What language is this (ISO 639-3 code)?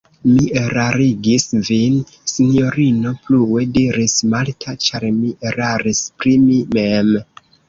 epo